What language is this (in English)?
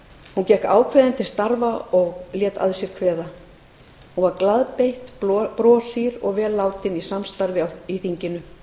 Icelandic